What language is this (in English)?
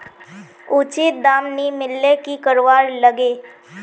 Magahi